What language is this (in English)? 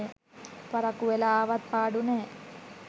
Sinhala